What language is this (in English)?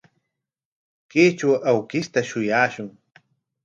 Corongo Ancash Quechua